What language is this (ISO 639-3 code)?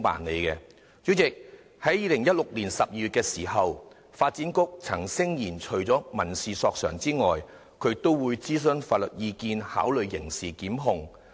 yue